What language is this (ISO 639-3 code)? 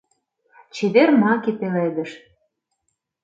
chm